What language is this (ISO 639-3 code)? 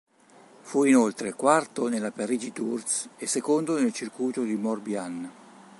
ita